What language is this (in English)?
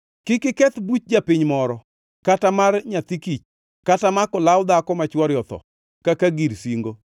Luo (Kenya and Tanzania)